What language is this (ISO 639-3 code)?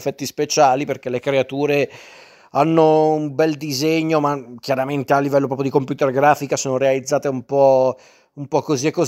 ita